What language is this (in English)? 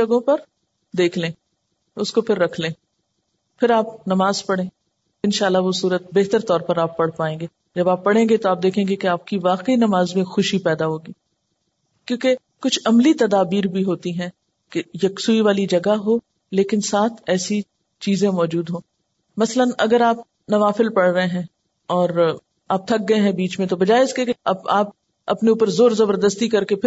Urdu